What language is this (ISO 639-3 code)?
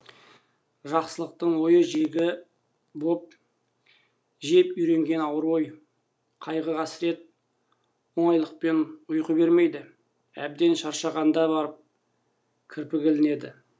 kaz